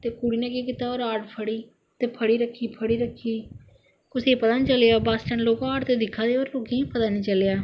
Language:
Dogri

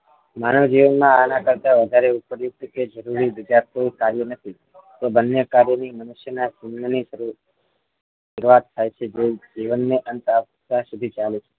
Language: Gujarati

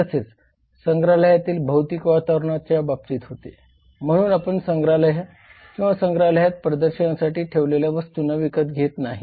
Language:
Marathi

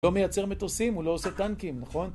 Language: Hebrew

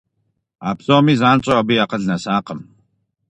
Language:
Kabardian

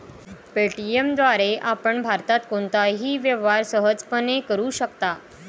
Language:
Marathi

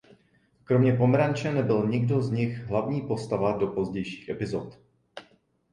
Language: Czech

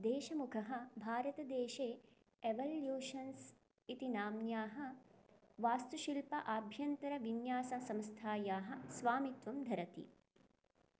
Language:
Sanskrit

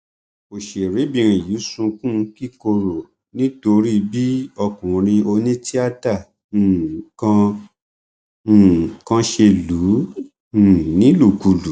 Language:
Yoruba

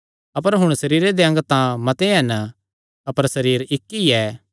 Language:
Kangri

